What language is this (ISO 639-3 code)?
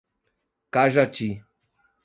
por